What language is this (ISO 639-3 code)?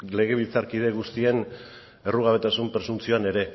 eus